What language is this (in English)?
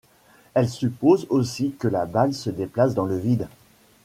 French